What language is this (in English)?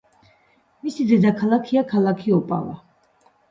Georgian